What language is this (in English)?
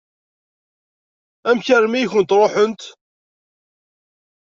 Kabyle